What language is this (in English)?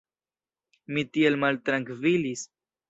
Esperanto